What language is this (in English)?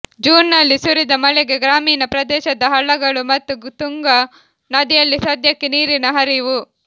Kannada